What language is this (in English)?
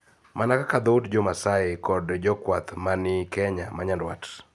Luo (Kenya and Tanzania)